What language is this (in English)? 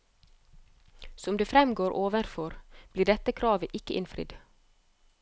Norwegian